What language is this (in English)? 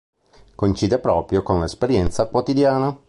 Italian